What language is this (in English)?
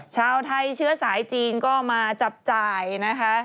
Thai